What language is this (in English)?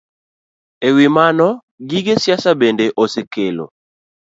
Luo (Kenya and Tanzania)